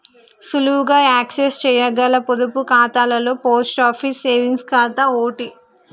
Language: Telugu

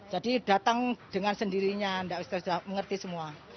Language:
Indonesian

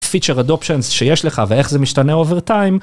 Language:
Hebrew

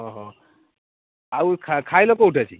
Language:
Odia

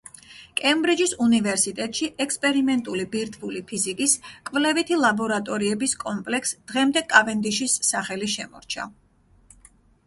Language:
Georgian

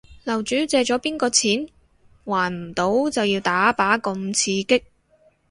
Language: Cantonese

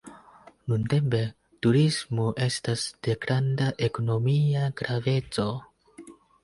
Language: Esperanto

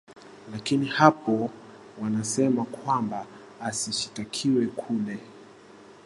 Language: Swahili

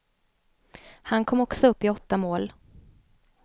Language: Swedish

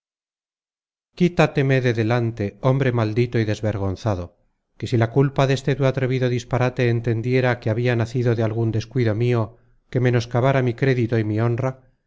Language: Spanish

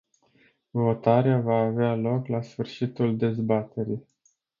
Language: Romanian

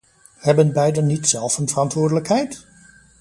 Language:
Dutch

